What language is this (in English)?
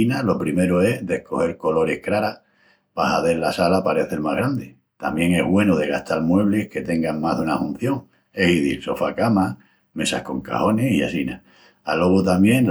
Extremaduran